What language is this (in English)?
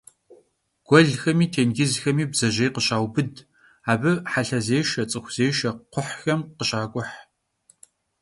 Kabardian